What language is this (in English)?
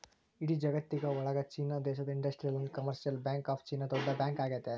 Kannada